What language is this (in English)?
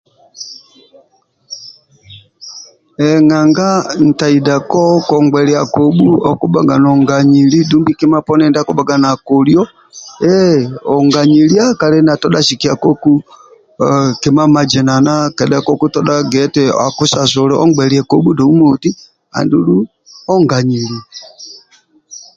Amba (Uganda)